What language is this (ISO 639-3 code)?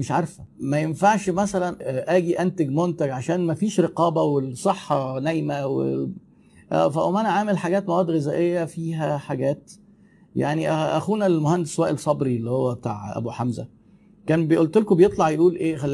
ara